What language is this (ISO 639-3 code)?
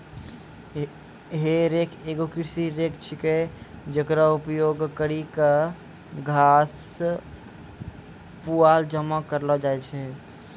mai